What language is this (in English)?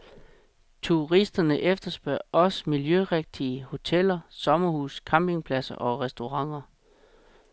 Danish